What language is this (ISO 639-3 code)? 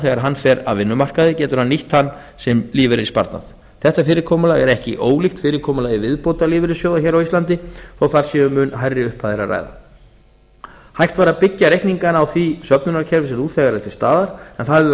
isl